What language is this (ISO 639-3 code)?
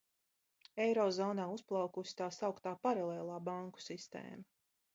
lav